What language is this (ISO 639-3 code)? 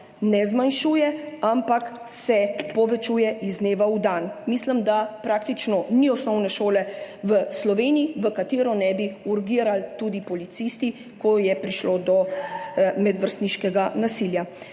slv